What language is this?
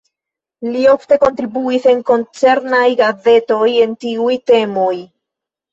Esperanto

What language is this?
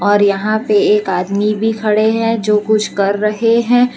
Hindi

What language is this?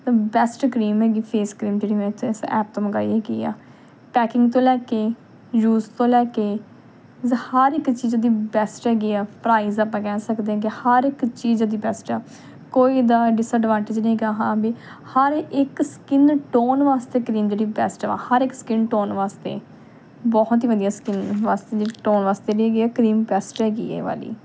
Punjabi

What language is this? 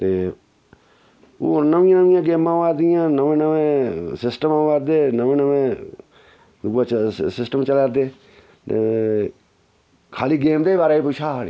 Dogri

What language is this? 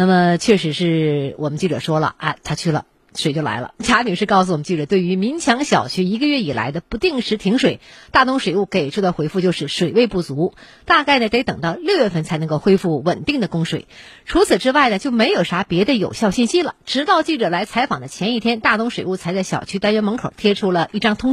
Chinese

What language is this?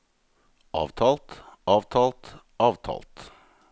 Norwegian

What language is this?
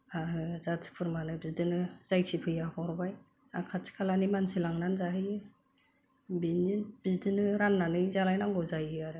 Bodo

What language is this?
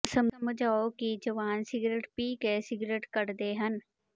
Punjabi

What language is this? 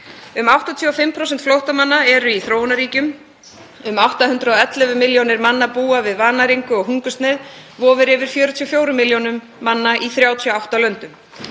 Icelandic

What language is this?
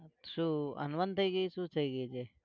Gujarati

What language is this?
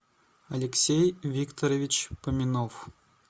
Russian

